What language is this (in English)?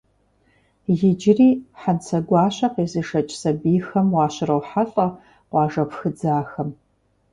Kabardian